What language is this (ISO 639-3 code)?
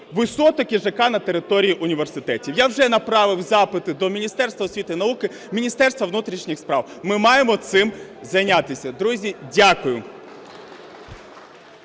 ukr